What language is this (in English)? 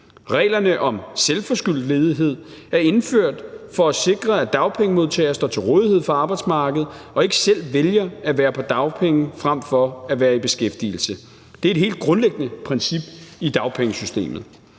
Danish